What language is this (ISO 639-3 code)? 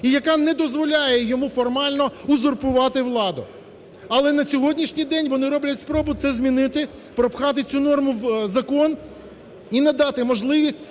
ukr